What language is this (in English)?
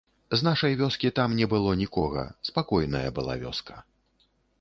Belarusian